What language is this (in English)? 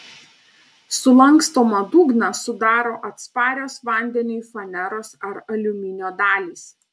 Lithuanian